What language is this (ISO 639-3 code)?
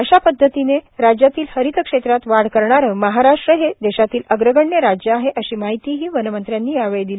mar